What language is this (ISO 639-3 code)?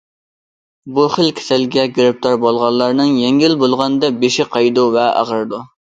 uig